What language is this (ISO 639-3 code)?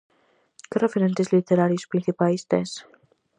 glg